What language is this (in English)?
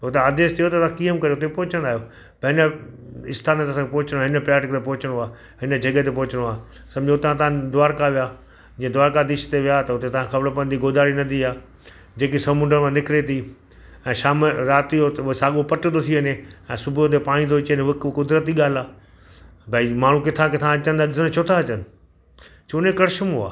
Sindhi